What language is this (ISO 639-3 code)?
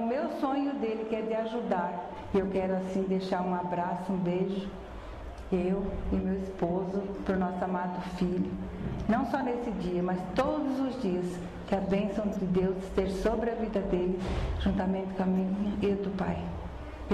por